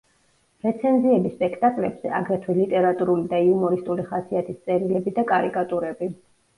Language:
Georgian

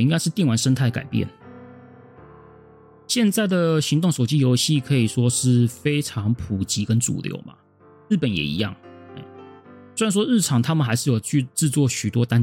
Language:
Chinese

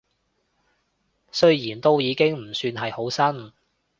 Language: Cantonese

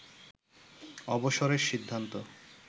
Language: Bangla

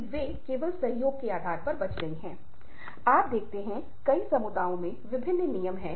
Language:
Hindi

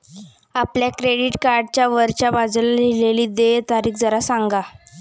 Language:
Marathi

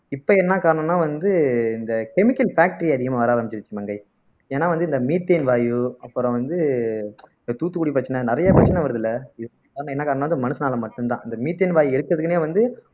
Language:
Tamil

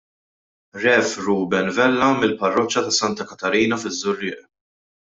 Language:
Maltese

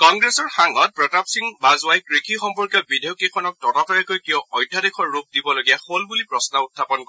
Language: Assamese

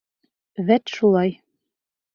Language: Bashkir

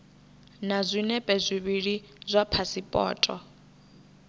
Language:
Venda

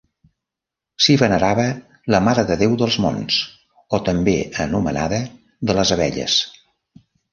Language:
Catalan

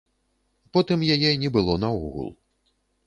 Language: Belarusian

